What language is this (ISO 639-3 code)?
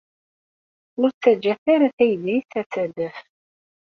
kab